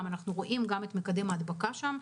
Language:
Hebrew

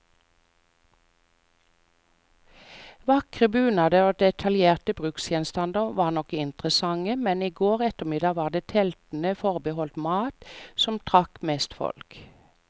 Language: Norwegian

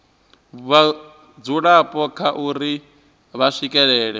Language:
Venda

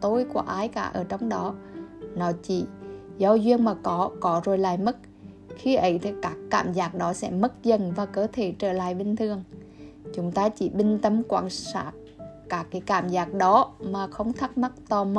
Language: Vietnamese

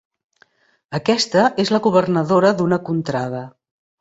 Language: Catalan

